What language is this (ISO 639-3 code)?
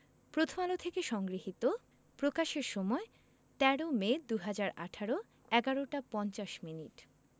ben